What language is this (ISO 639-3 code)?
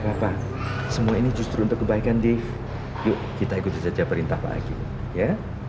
ind